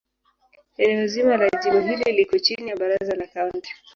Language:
Swahili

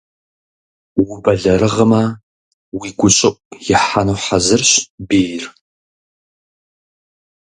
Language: Kabardian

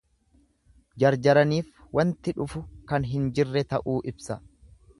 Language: Oromo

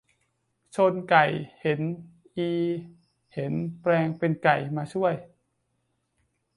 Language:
Thai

